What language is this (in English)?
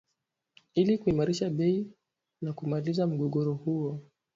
Swahili